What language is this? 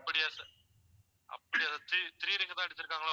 Tamil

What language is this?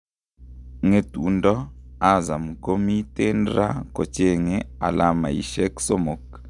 Kalenjin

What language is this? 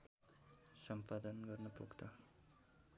Nepali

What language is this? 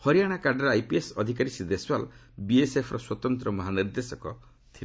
Odia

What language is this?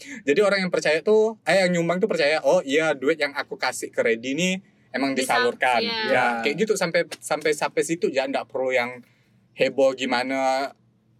Indonesian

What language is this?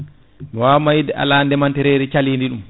Fula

